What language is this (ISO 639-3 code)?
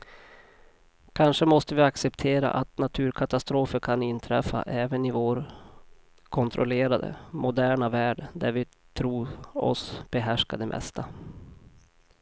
swe